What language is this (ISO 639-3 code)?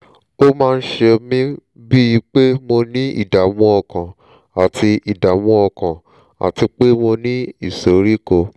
yor